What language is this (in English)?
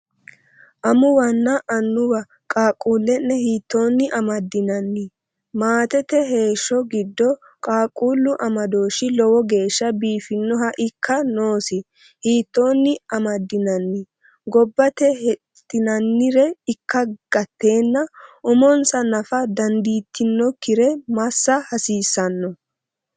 Sidamo